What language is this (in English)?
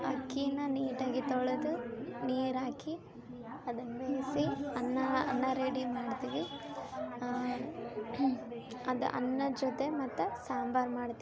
Kannada